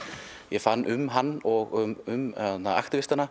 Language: Icelandic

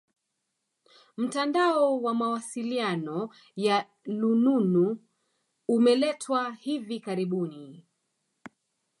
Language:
Swahili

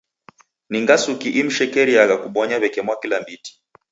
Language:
Taita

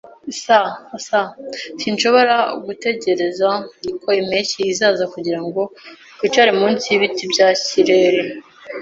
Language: Kinyarwanda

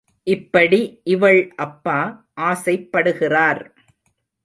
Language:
Tamil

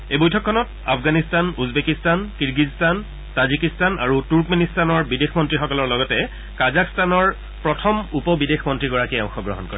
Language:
Assamese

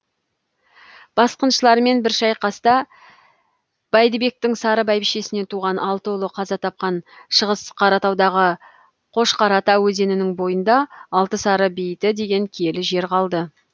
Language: Kazakh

